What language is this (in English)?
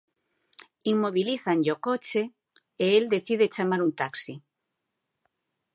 Galician